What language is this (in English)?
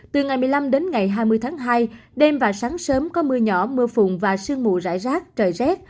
Vietnamese